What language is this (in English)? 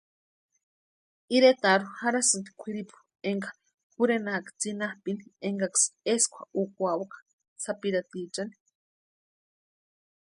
Western Highland Purepecha